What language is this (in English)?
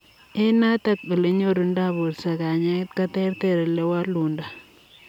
Kalenjin